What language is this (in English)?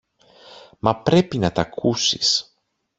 Greek